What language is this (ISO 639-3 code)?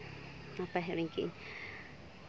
sat